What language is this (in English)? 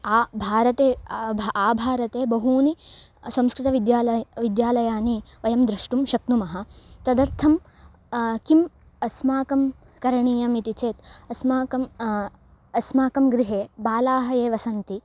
Sanskrit